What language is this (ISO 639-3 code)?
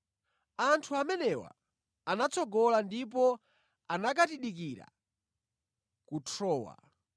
nya